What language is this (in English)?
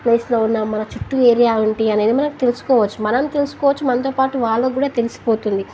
Telugu